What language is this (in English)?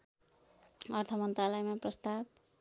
Nepali